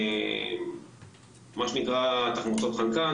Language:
Hebrew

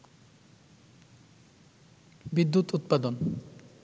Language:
Bangla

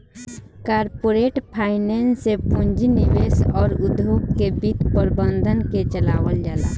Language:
Bhojpuri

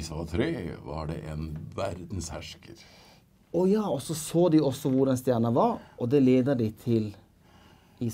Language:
Norwegian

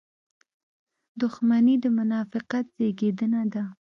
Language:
Pashto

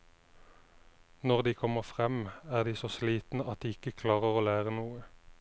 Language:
Norwegian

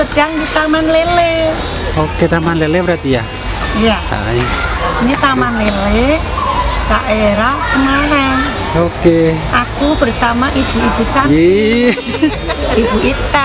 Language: Indonesian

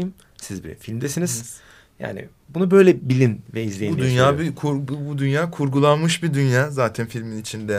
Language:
Turkish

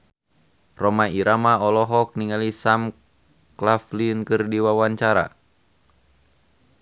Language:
Sundanese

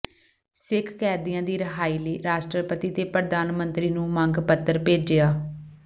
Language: Punjabi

